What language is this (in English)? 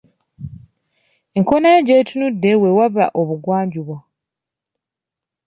Ganda